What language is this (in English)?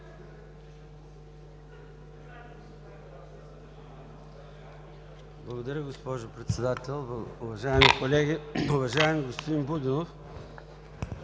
Bulgarian